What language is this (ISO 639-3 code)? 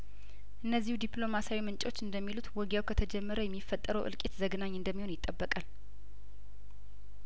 amh